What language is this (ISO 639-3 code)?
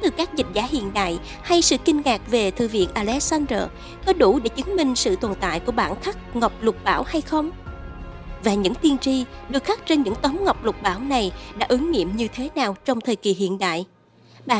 vie